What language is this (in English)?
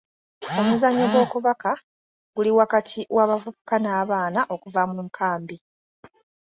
Ganda